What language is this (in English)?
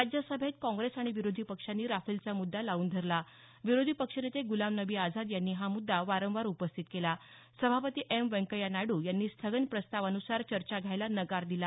Marathi